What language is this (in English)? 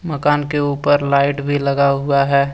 Hindi